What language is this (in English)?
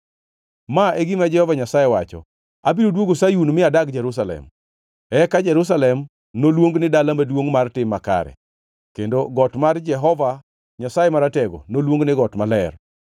Luo (Kenya and Tanzania)